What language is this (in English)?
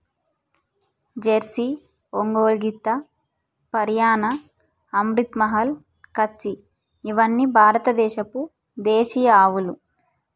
Telugu